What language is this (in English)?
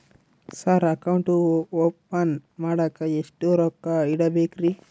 Kannada